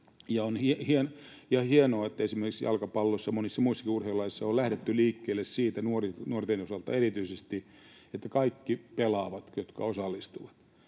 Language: Finnish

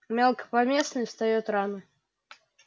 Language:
Russian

